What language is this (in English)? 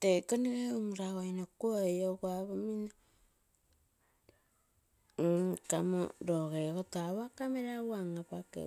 Terei